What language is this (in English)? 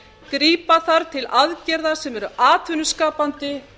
Icelandic